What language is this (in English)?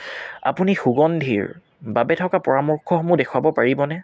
Assamese